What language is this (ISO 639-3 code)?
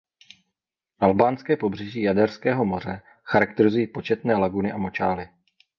ces